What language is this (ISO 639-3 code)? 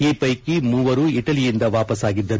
kan